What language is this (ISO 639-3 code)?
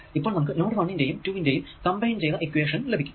mal